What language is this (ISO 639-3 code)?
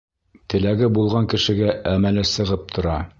bak